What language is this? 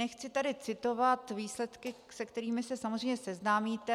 Czech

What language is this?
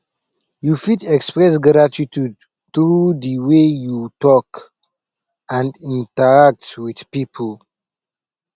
Nigerian Pidgin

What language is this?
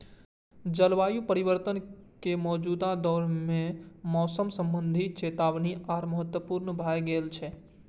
Maithili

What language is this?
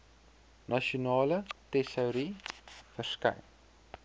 Afrikaans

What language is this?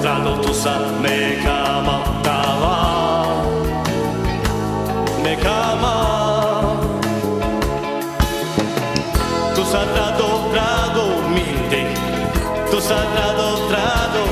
Romanian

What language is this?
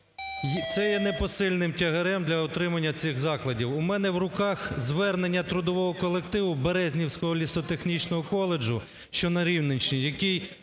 Ukrainian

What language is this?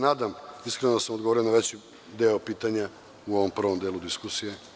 Serbian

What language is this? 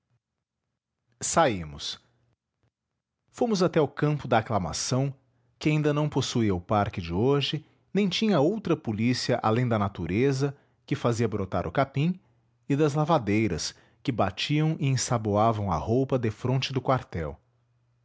Portuguese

